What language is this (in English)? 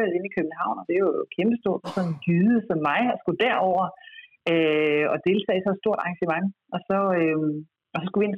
Danish